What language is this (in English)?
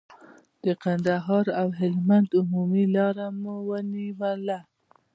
Pashto